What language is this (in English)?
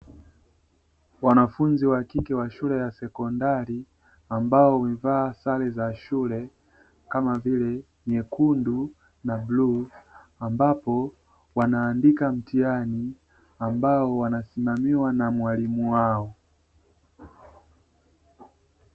Swahili